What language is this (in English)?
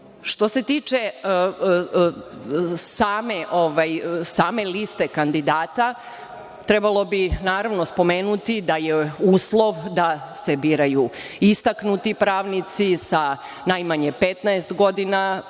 Serbian